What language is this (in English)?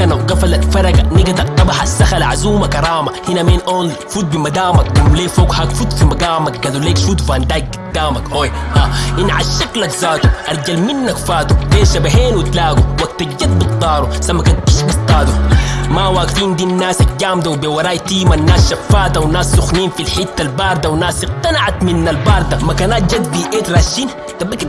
Arabic